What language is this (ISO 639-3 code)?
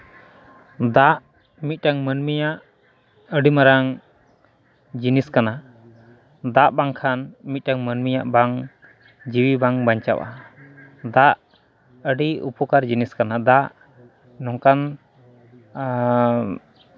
sat